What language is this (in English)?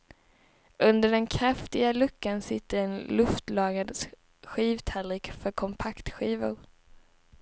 Swedish